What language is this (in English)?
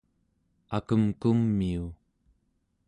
Central Yupik